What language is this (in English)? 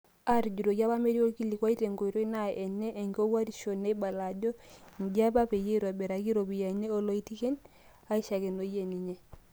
Masai